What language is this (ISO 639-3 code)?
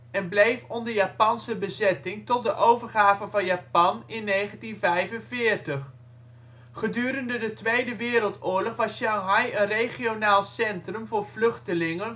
nld